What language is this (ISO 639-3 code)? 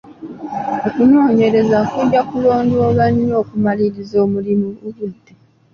lug